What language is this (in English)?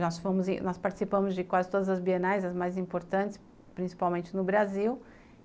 Portuguese